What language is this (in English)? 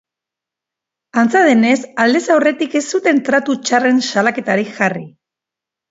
Basque